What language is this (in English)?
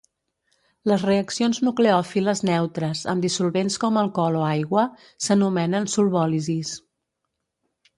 Catalan